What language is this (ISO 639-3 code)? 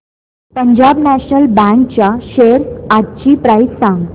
mar